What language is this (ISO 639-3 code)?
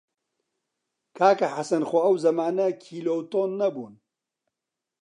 ckb